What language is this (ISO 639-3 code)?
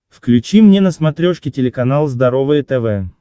rus